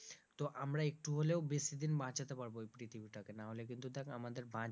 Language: Bangla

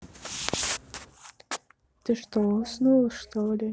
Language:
Russian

